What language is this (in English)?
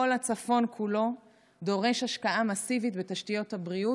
Hebrew